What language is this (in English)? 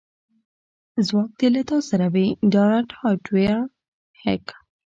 Pashto